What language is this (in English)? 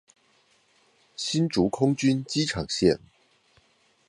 Chinese